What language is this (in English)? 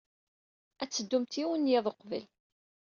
Kabyle